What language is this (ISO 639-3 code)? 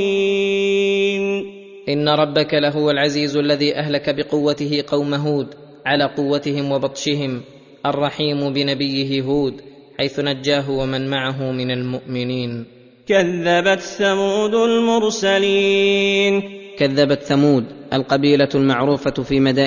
ara